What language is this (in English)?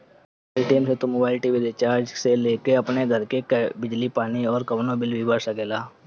Bhojpuri